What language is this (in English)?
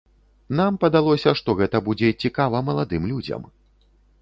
Belarusian